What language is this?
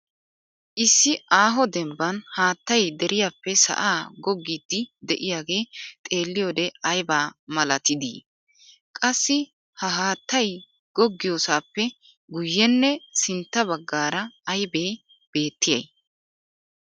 Wolaytta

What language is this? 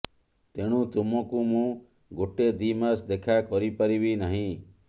Odia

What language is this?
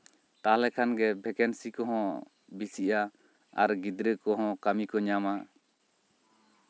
Santali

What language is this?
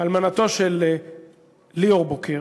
Hebrew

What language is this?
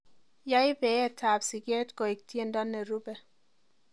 Kalenjin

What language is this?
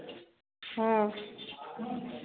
Maithili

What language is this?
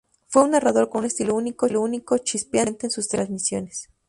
Spanish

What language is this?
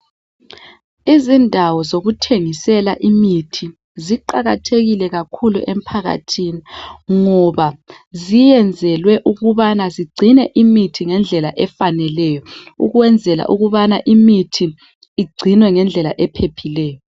North Ndebele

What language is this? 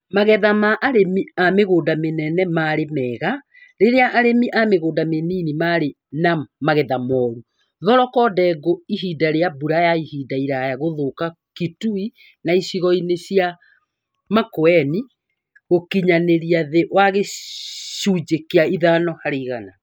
Kikuyu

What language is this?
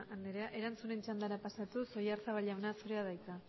Basque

